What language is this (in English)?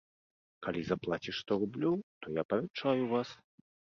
Belarusian